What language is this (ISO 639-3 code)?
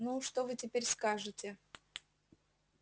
rus